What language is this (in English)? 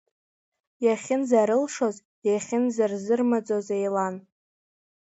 Abkhazian